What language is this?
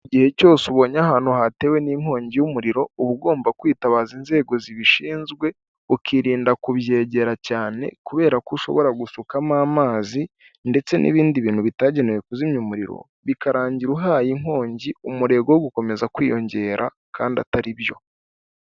Kinyarwanda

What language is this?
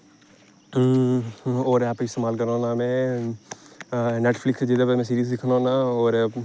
Dogri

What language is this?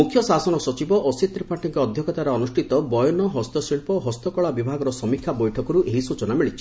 Odia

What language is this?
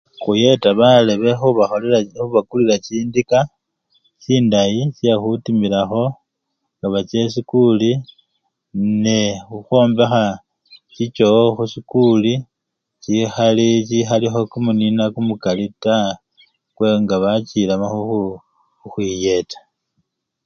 Luyia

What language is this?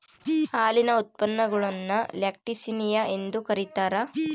Kannada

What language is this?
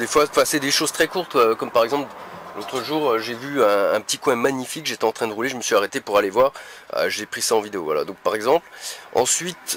French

